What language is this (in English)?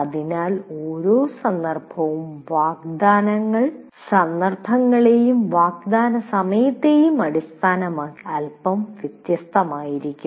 Malayalam